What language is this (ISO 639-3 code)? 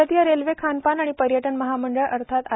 mar